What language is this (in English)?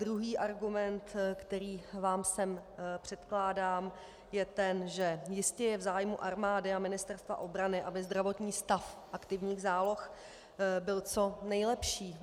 Czech